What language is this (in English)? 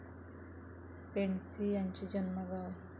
Marathi